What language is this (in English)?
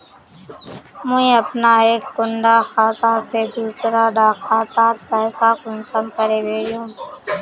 Magahi